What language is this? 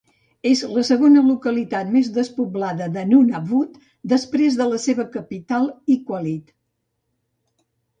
Catalan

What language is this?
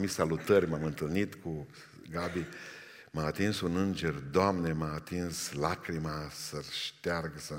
Romanian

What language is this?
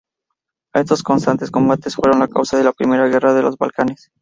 Spanish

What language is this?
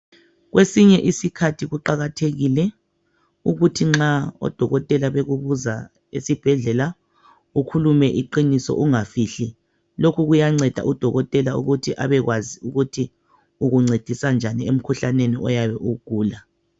North Ndebele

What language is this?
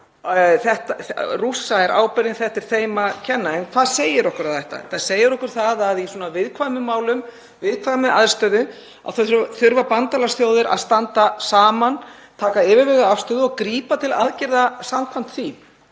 Icelandic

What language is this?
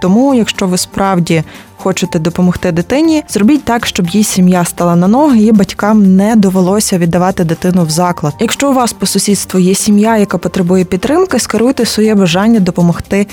Ukrainian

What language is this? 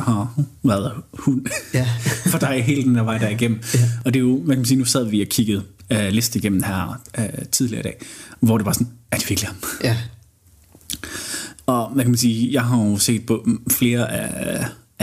Danish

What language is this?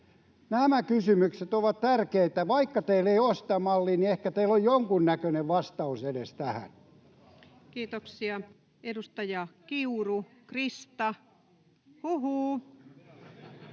Finnish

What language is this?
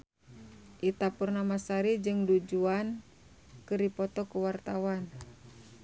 Sundanese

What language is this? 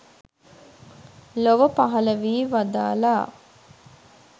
Sinhala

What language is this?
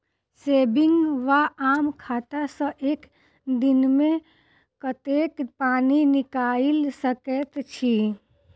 Maithili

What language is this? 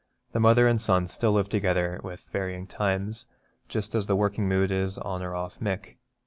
English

